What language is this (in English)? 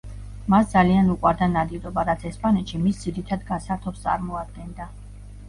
Georgian